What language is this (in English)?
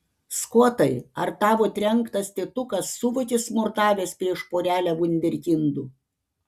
Lithuanian